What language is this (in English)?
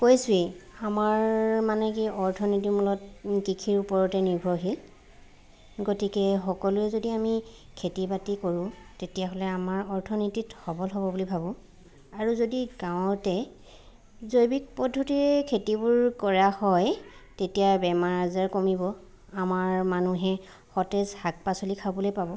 Assamese